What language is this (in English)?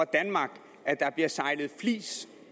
Danish